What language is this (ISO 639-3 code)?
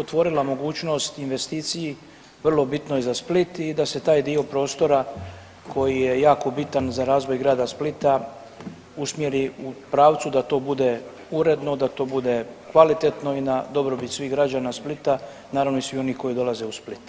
hrv